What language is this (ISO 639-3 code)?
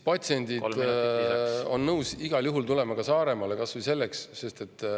est